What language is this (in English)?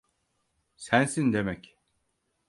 Turkish